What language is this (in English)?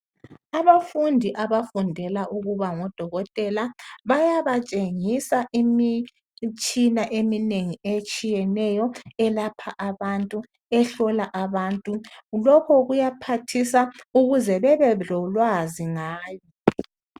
North Ndebele